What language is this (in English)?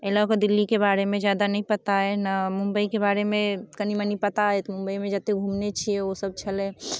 Maithili